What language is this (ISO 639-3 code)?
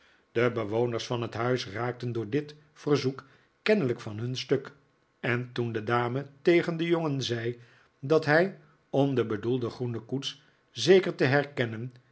nld